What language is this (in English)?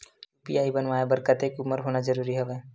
Chhattisgarhi